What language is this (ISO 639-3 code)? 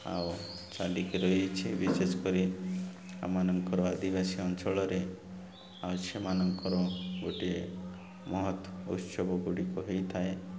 ori